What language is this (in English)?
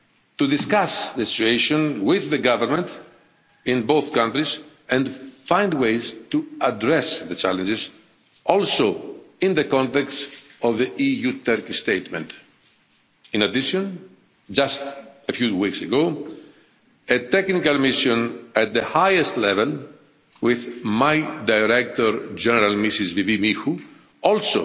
English